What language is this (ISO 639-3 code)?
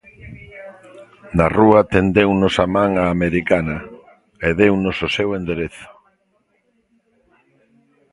glg